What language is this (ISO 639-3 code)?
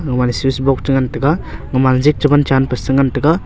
nnp